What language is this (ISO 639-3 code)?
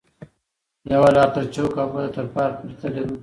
pus